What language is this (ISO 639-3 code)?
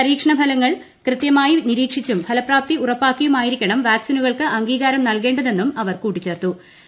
mal